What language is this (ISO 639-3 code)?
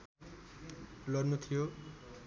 nep